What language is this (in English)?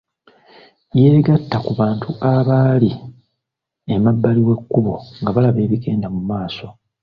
Ganda